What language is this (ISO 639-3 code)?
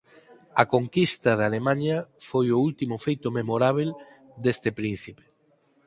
glg